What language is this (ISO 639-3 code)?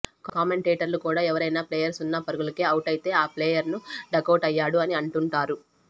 tel